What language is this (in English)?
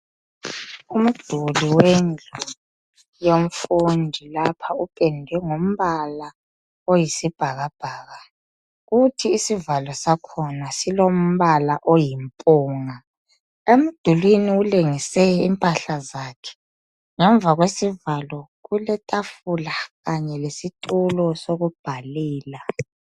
North Ndebele